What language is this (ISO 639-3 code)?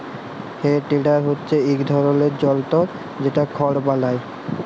ben